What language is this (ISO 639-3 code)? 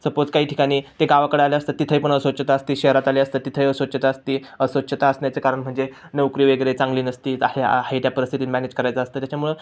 mar